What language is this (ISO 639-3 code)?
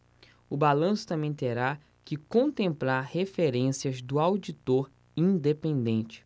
por